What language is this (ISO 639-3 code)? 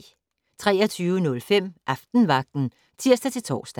dan